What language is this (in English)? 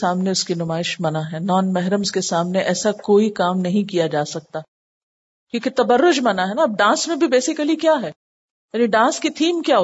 Urdu